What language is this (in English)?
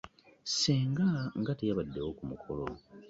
Ganda